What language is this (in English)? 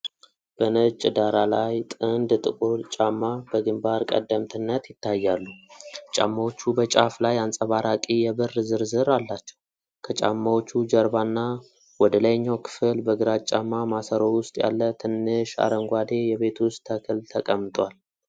Amharic